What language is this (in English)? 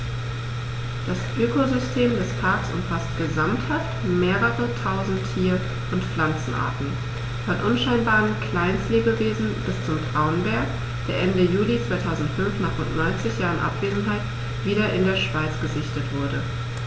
German